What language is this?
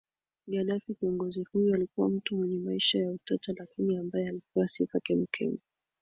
Swahili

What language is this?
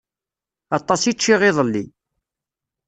Kabyle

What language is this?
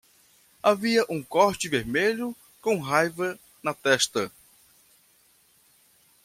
Portuguese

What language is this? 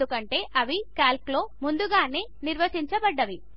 Telugu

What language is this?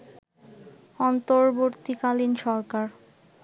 Bangla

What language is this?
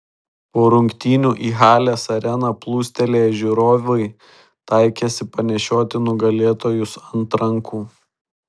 Lithuanian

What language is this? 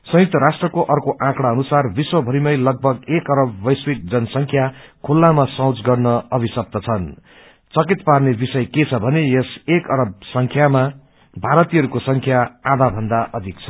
Nepali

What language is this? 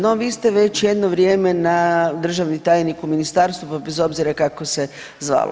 Croatian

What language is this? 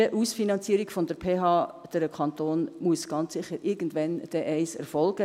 Swiss German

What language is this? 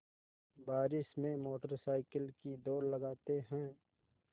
Hindi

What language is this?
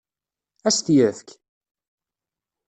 Kabyle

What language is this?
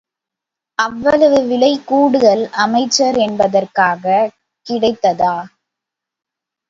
Tamil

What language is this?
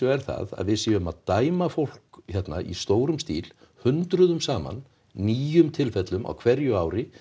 Icelandic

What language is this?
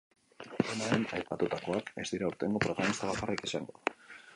Basque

